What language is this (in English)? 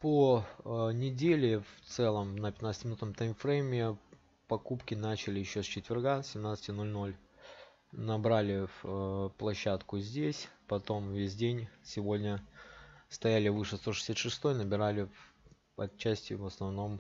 Russian